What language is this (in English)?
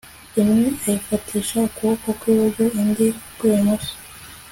Kinyarwanda